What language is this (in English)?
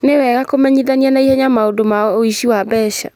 Kikuyu